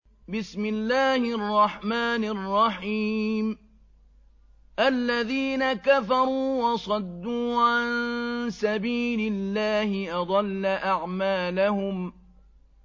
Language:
Arabic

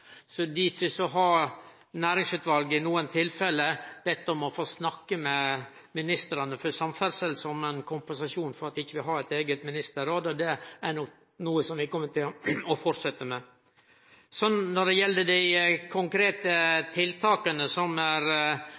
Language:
Norwegian Nynorsk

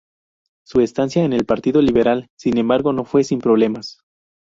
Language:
Spanish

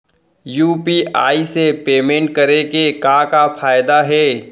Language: Chhattisgarhi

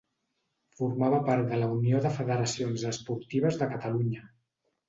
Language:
Catalan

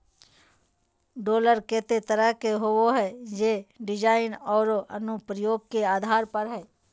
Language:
Magahi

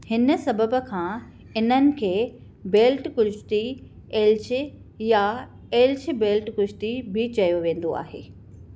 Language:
Sindhi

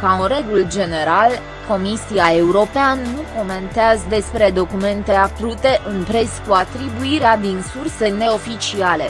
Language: Romanian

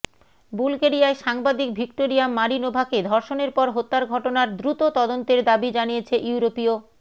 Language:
Bangla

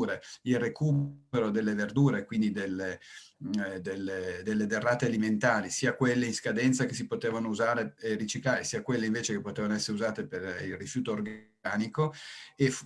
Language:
Italian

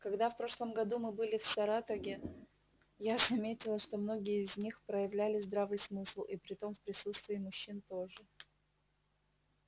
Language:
Russian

